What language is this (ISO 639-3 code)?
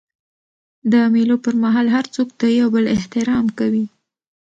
pus